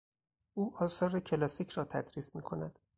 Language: Persian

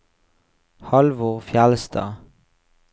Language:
Norwegian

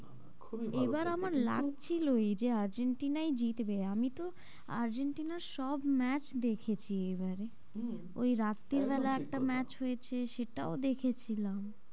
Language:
Bangla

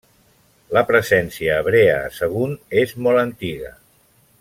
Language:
Catalan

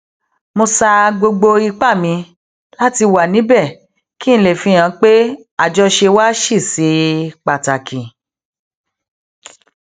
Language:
Yoruba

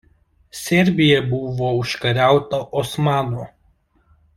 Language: Lithuanian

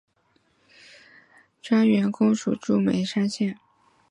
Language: Chinese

